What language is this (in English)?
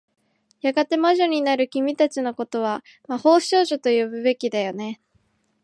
Japanese